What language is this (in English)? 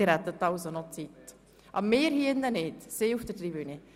Swiss German